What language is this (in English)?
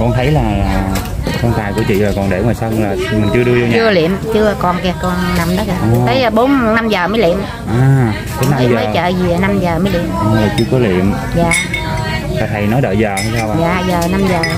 Vietnamese